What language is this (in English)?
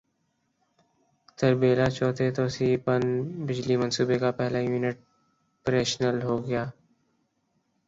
Urdu